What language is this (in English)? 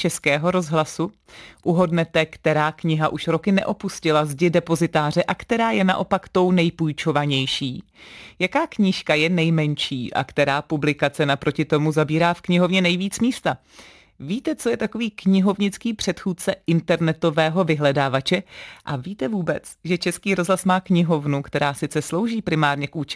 Czech